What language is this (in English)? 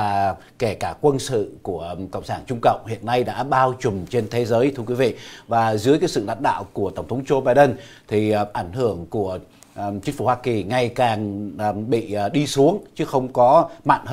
Vietnamese